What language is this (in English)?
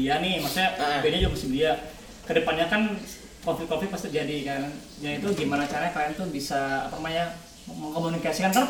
Indonesian